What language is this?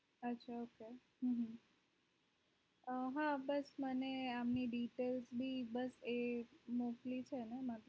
Gujarati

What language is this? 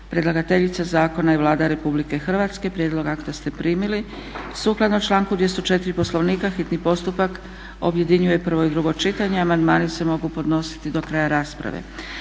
Croatian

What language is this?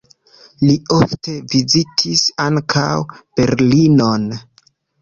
Esperanto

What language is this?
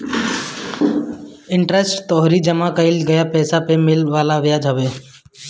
Bhojpuri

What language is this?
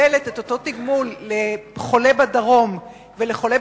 Hebrew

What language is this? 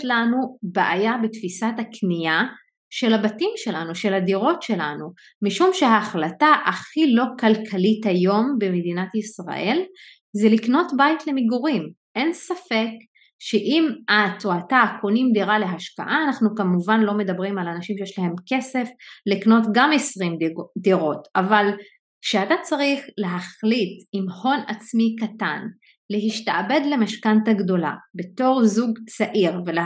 Hebrew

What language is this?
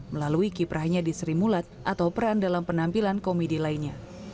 Indonesian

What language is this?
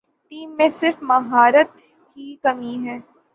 Urdu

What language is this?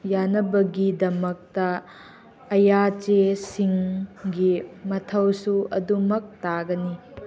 Manipuri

